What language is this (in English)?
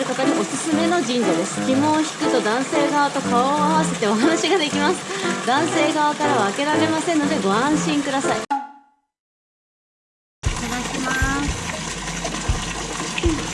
Japanese